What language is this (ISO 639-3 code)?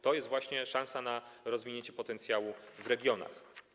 pol